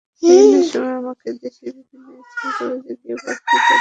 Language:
Bangla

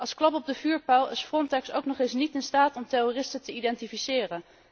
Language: Dutch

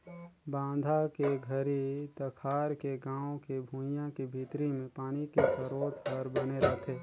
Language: Chhattisgarhi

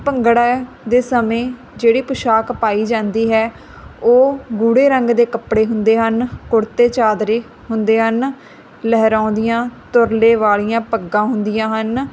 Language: Punjabi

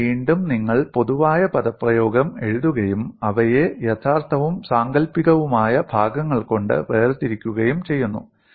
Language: Malayalam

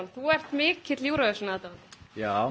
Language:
Icelandic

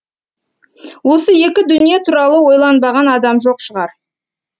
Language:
Kazakh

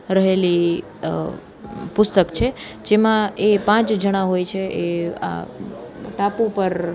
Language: Gujarati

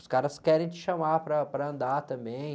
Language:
Portuguese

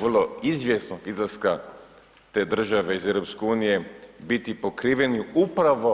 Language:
Croatian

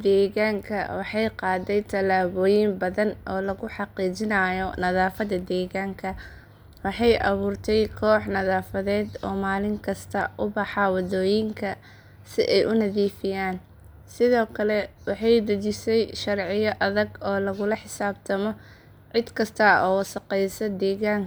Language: Somali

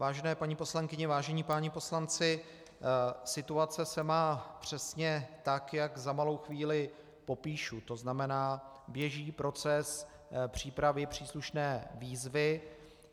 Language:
Czech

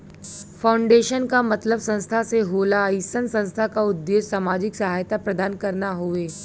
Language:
Bhojpuri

